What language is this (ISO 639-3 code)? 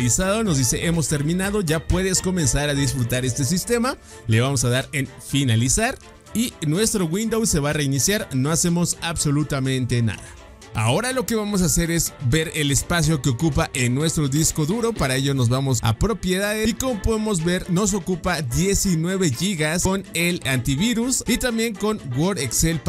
spa